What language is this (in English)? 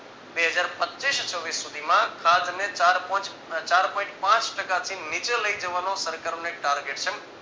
Gujarati